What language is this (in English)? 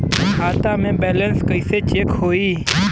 Bhojpuri